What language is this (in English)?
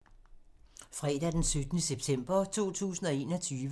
Danish